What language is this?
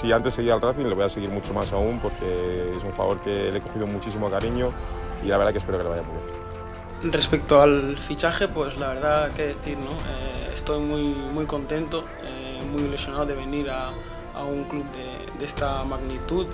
Spanish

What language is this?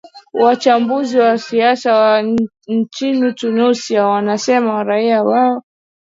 Swahili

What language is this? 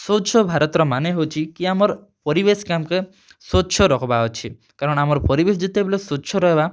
Odia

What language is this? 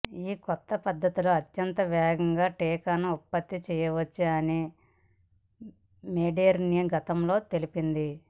Telugu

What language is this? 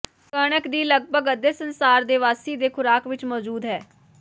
Punjabi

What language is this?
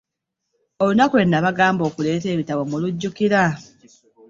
Ganda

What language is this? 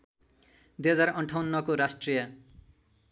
Nepali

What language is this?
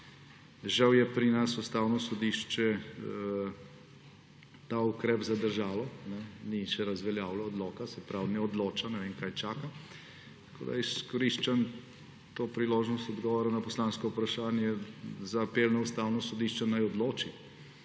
Slovenian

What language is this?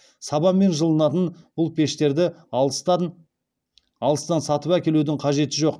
Kazakh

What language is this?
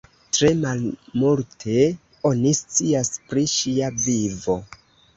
Esperanto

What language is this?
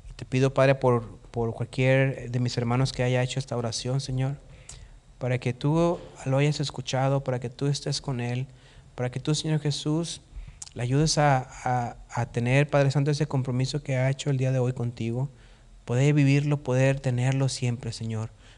Spanish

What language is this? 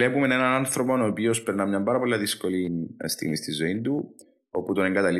Greek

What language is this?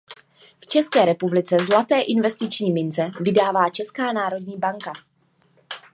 Czech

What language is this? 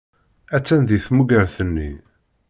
Kabyle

